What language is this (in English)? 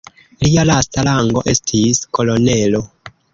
Esperanto